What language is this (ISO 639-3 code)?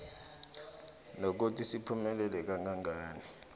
nbl